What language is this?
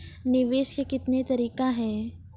Maithili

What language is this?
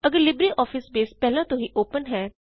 Punjabi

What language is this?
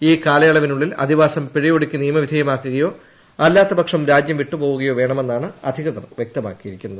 Malayalam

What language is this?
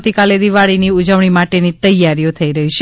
Gujarati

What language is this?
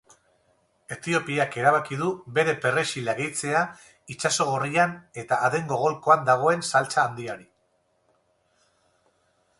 Basque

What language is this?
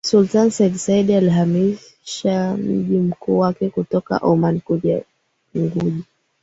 Swahili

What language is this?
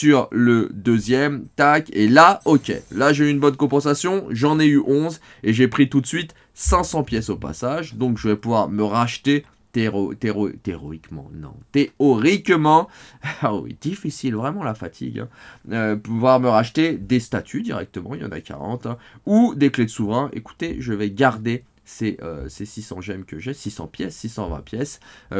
French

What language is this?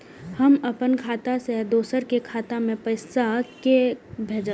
Maithili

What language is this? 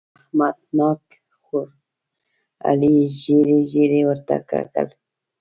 Pashto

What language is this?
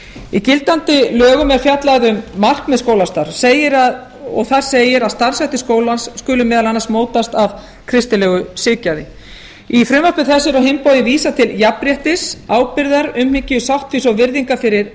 Icelandic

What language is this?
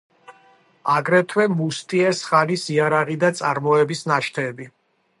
Georgian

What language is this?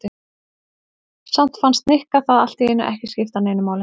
Icelandic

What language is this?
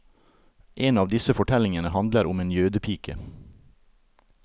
Norwegian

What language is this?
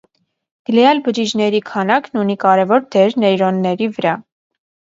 Armenian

